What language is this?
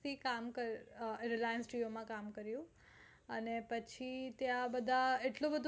Gujarati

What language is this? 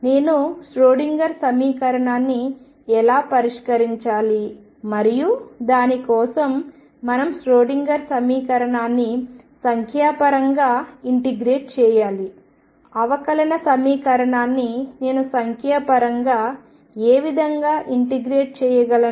Telugu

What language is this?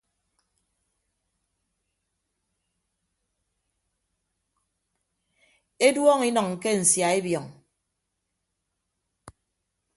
Ibibio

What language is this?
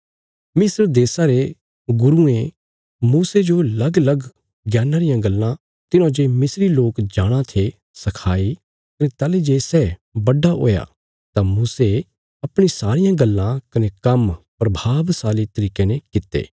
Bilaspuri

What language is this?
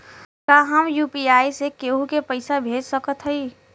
Bhojpuri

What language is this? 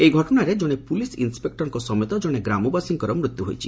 Odia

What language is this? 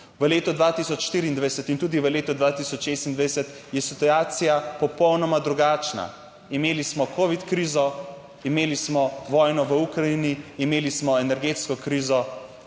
Slovenian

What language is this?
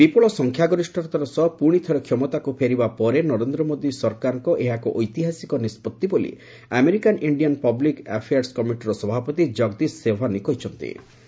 Odia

